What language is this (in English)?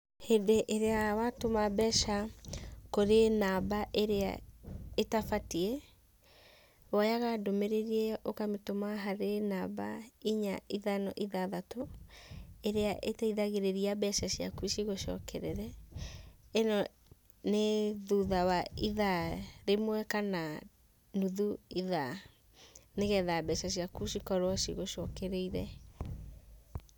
Kikuyu